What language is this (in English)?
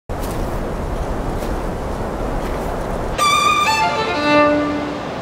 Korean